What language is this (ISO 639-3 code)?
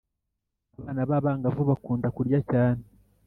kin